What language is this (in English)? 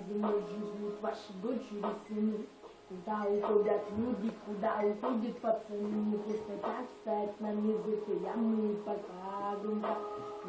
Ukrainian